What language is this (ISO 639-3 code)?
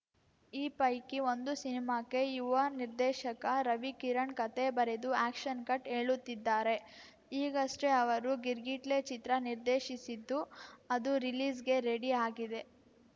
kan